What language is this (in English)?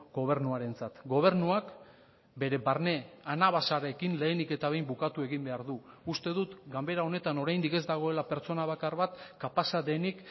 Basque